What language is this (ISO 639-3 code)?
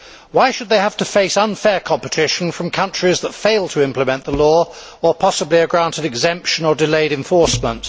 eng